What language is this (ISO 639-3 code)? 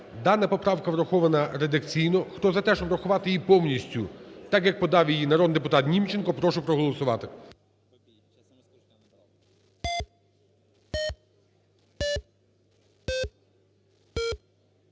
ukr